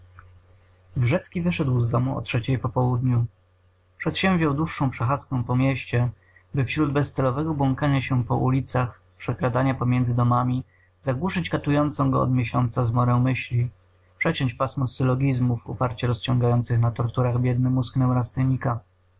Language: Polish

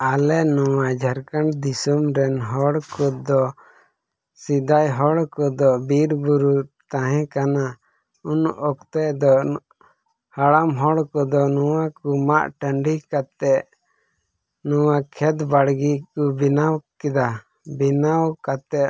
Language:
Santali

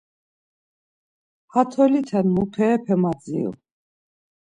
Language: Laz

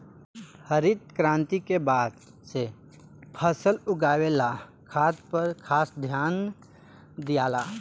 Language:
Bhojpuri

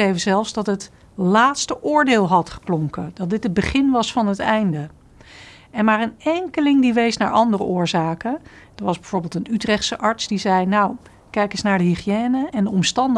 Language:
Dutch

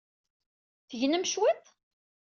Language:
Kabyle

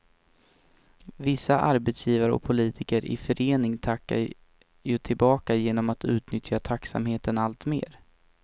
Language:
Swedish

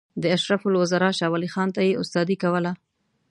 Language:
Pashto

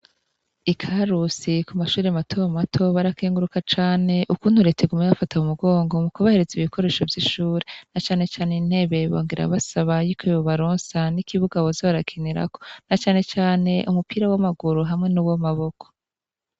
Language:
Rundi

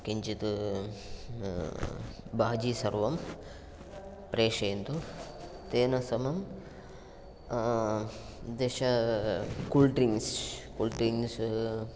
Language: Sanskrit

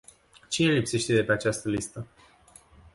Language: Romanian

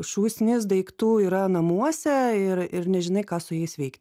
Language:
Lithuanian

